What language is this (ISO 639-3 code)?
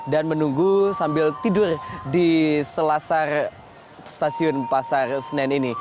ind